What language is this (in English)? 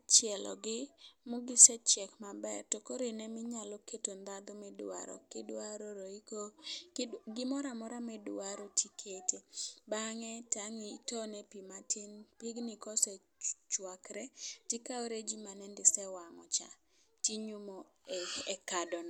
Luo (Kenya and Tanzania)